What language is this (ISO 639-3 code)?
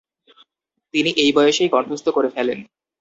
ben